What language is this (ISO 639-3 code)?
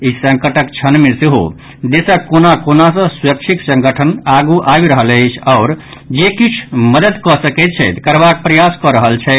mai